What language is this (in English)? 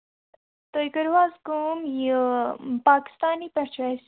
Kashmiri